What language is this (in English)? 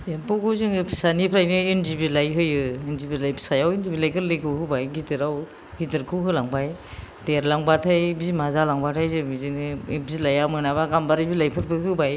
Bodo